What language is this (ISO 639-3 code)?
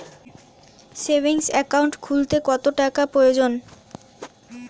ben